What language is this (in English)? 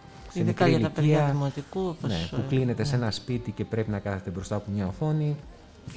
Greek